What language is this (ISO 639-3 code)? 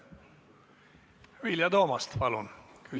est